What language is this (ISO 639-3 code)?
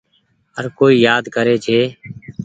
gig